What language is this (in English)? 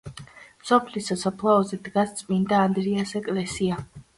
Georgian